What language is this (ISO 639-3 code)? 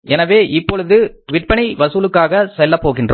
tam